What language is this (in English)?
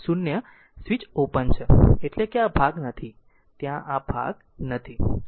Gujarati